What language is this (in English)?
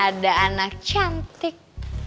Indonesian